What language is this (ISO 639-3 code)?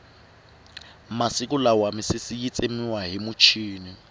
tso